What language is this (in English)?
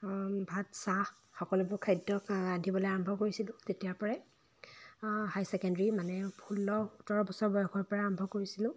Assamese